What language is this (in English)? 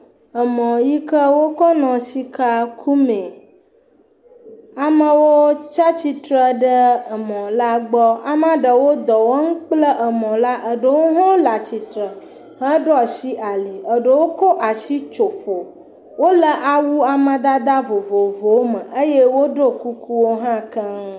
Ewe